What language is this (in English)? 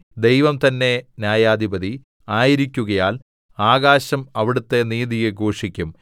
Malayalam